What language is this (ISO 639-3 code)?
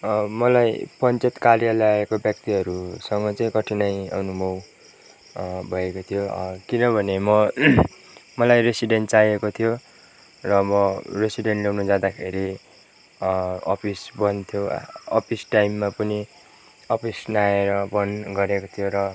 nep